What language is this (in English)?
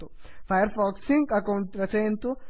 Sanskrit